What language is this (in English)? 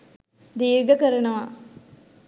Sinhala